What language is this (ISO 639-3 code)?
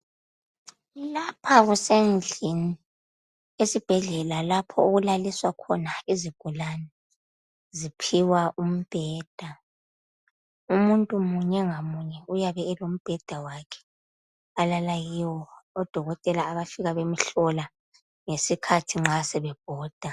nde